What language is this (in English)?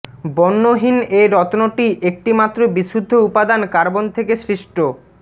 Bangla